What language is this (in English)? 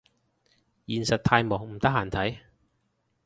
Cantonese